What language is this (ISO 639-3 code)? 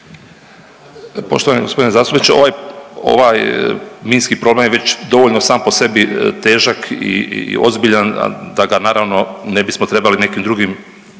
hrv